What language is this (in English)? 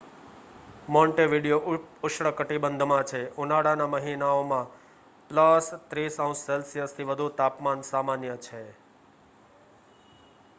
Gujarati